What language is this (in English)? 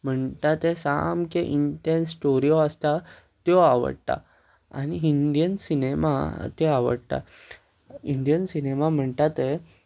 Konkani